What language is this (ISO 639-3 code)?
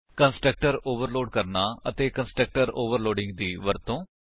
pan